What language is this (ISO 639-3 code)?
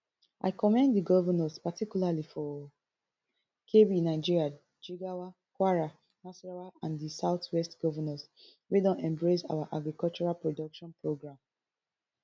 pcm